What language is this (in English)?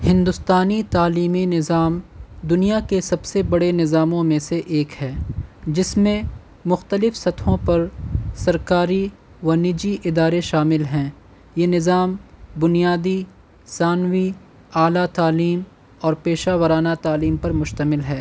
Urdu